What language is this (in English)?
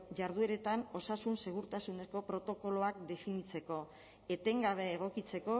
Basque